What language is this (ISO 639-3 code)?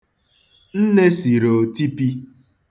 ibo